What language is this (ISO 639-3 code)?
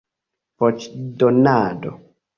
epo